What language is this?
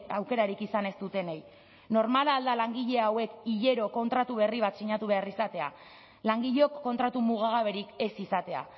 Basque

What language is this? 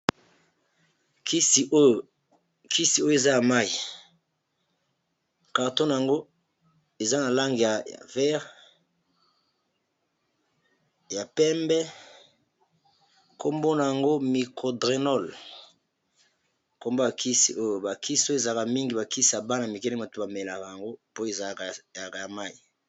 Lingala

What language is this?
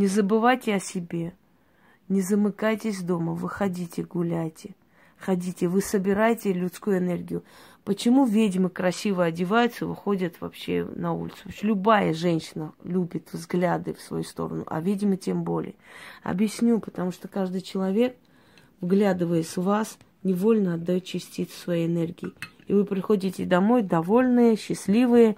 Russian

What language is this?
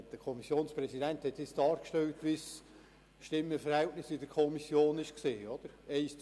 Swiss German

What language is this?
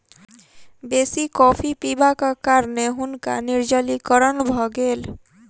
Maithili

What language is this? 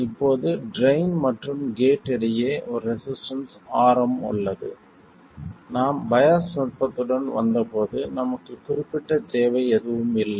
Tamil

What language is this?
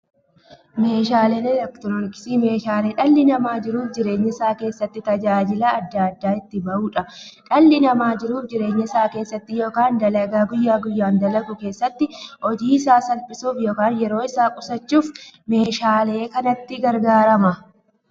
Oromo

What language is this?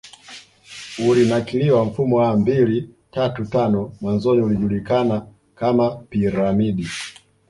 Swahili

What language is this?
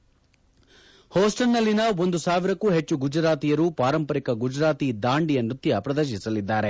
Kannada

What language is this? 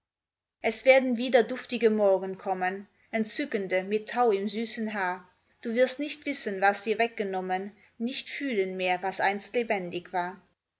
German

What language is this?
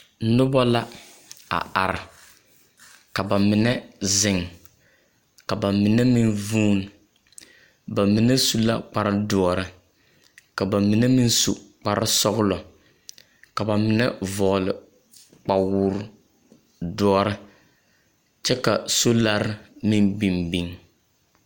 Southern Dagaare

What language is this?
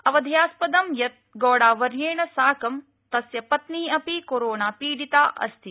Sanskrit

